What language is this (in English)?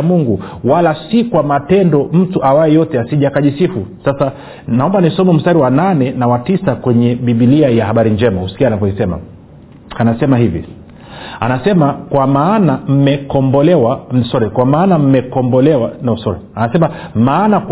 Swahili